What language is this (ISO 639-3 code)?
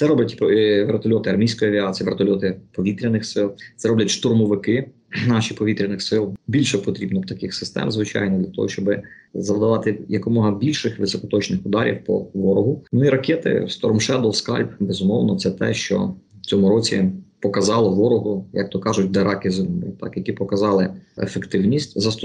ukr